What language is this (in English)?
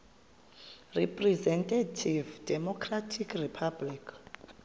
Xhosa